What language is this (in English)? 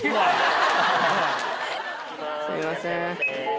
Japanese